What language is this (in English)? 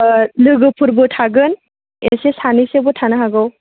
Bodo